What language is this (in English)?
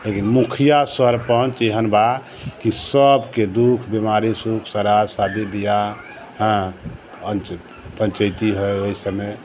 Maithili